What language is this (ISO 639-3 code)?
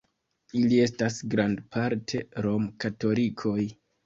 epo